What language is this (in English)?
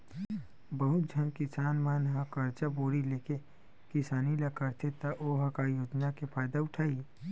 Chhattisgarhi